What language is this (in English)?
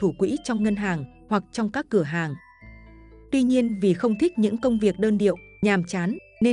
Vietnamese